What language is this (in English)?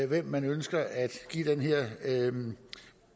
Danish